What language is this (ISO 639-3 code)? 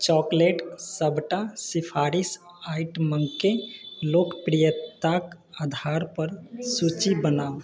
mai